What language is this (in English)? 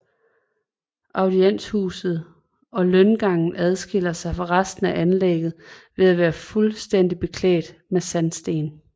Danish